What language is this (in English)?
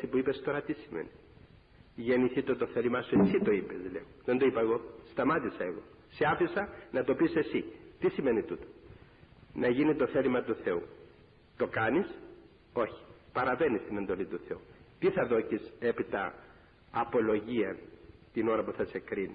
Greek